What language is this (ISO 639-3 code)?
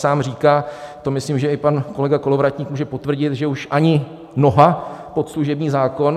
ces